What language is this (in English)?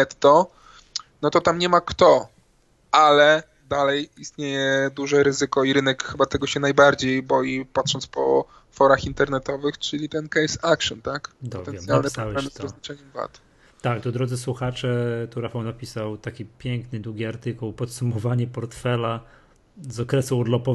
Polish